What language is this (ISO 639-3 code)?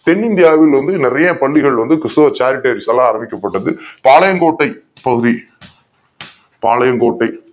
tam